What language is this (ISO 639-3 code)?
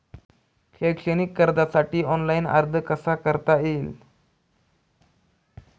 mar